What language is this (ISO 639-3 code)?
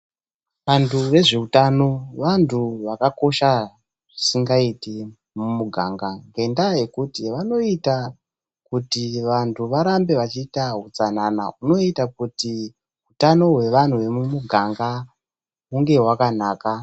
ndc